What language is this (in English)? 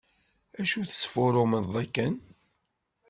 Kabyle